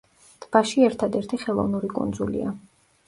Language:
Georgian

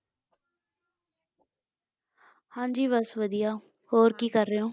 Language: Punjabi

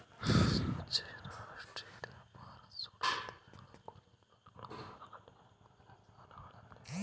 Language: Kannada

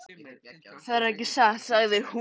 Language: Icelandic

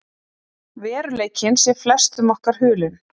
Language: Icelandic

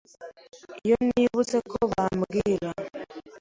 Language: Kinyarwanda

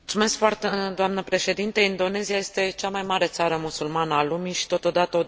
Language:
Romanian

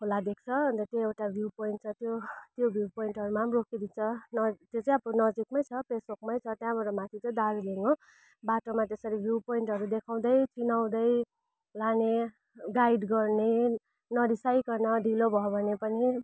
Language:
Nepali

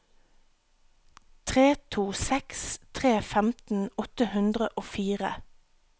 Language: Norwegian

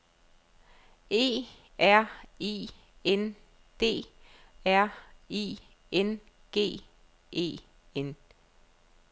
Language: Danish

